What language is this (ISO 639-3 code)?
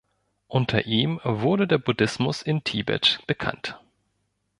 deu